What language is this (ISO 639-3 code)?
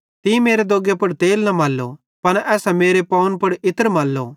bhd